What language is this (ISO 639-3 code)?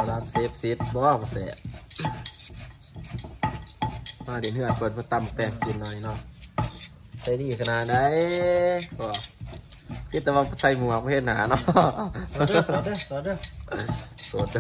tha